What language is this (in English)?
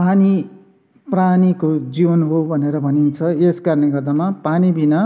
Nepali